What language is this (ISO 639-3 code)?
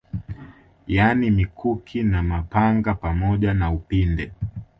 swa